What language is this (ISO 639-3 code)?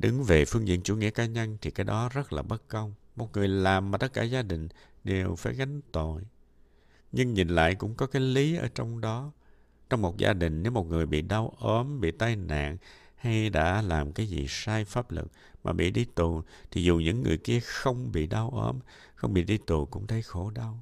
vie